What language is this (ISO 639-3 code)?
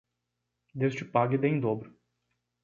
por